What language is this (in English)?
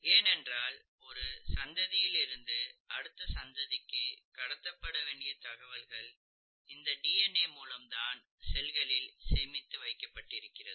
Tamil